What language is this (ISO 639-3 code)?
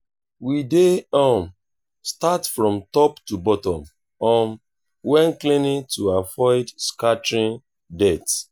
pcm